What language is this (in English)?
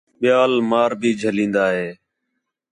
Khetrani